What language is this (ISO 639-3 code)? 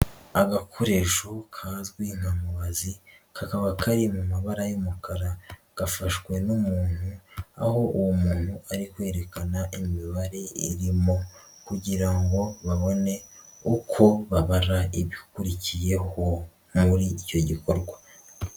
kin